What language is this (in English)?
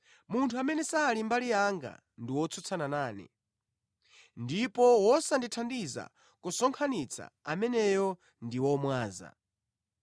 Nyanja